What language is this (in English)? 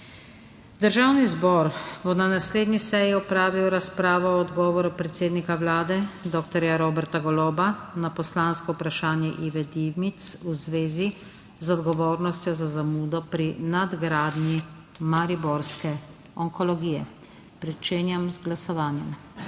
Slovenian